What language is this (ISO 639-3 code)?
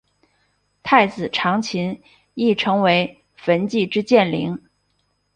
zho